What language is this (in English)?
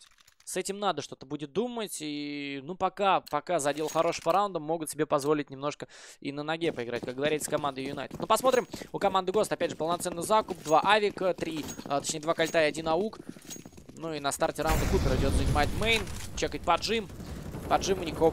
Russian